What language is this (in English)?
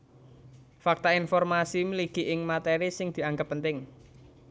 Javanese